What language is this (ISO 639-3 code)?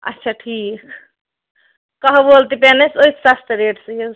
kas